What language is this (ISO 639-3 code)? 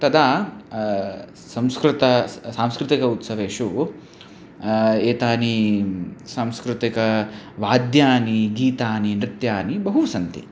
san